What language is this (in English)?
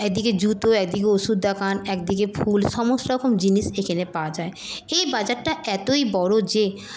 Bangla